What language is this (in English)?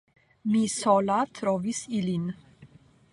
Esperanto